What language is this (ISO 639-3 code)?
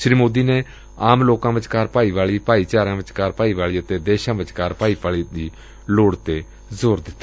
pan